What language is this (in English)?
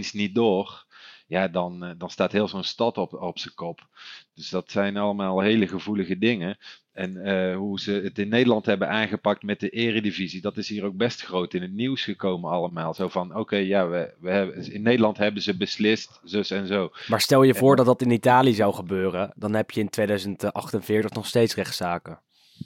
Dutch